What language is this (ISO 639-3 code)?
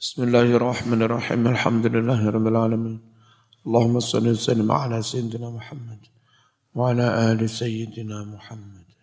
ind